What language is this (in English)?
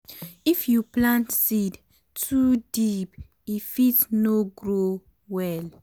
Nigerian Pidgin